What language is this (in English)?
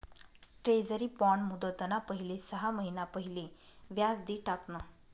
Marathi